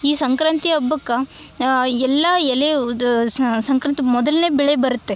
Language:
Kannada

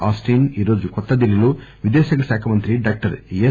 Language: Telugu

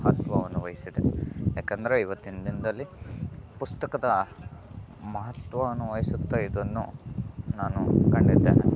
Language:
Kannada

